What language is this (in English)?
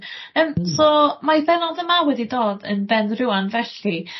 Welsh